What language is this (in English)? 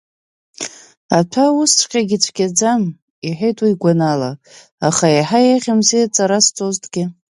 Abkhazian